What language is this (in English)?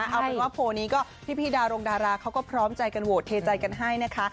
Thai